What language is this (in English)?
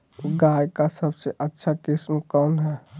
Magahi